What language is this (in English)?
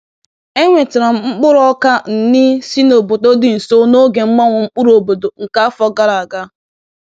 Igbo